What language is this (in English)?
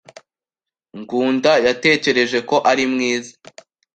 Kinyarwanda